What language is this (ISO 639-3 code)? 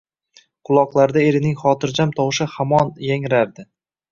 uzb